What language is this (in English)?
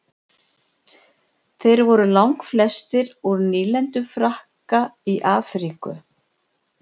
Icelandic